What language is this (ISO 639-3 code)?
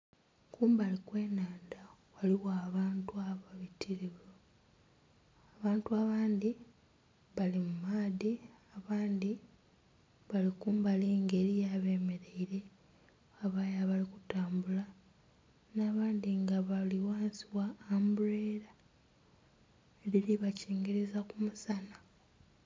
xog